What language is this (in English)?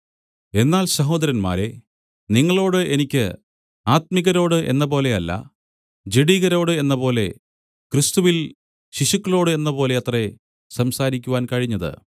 Malayalam